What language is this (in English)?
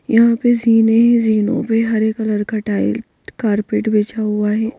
Hindi